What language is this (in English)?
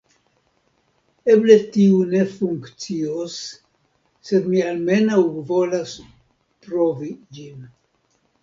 Esperanto